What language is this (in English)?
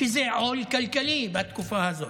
Hebrew